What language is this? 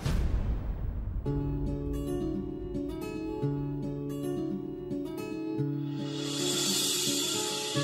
Hindi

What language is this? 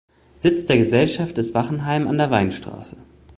German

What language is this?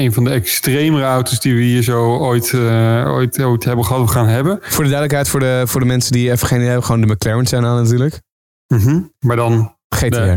Dutch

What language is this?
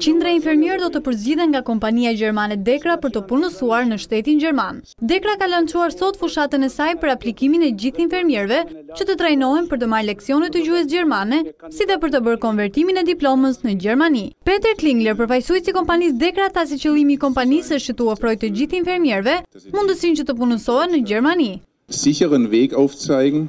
Romanian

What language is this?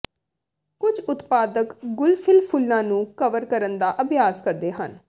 Punjabi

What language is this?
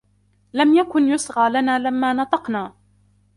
Arabic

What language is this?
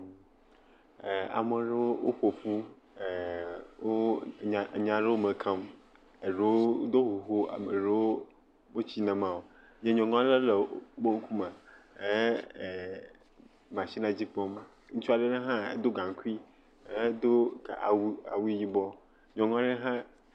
Ewe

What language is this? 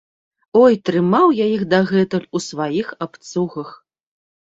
Belarusian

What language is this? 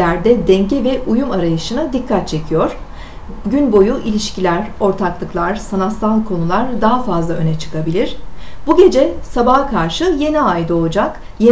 Turkish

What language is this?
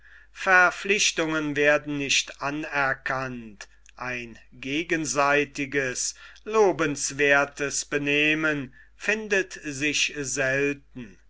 German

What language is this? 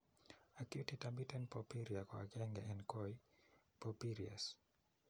Kalenjin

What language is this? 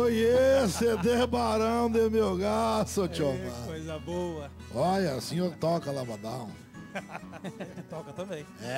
Portuguese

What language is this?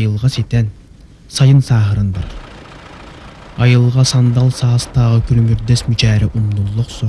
Russian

